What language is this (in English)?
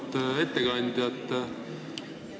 Estonian